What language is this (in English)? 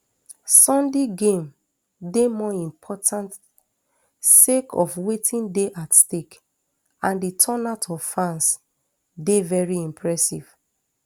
Nigerian Pidgin